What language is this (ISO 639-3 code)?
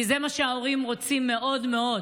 heb